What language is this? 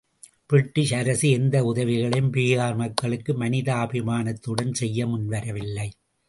Tamil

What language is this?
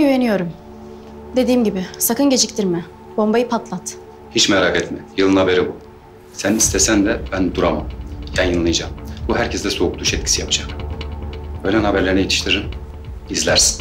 Turkish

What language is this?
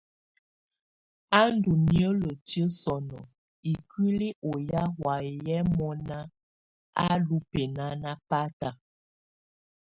Tunen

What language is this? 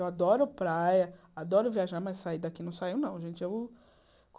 Portuguese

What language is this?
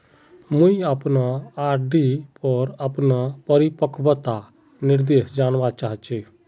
Magahi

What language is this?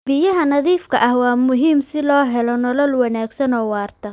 Somali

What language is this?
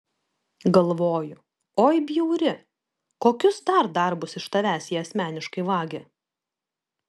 Lithuanian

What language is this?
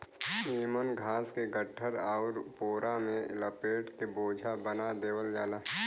Bhojpuri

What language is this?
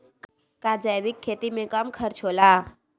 Magahi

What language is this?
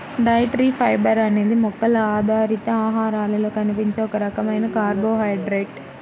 Telugu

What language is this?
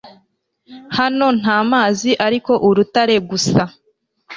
Kinyarwanda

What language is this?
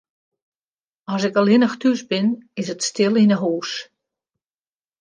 Western Frisian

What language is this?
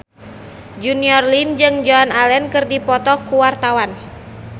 Sundanese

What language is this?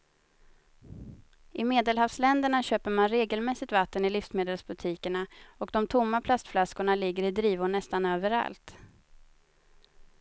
Swedish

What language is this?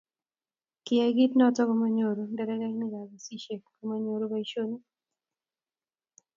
Kalenjin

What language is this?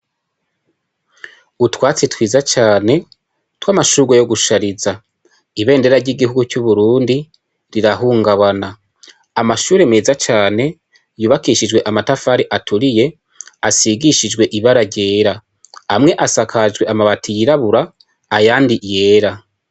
Rundi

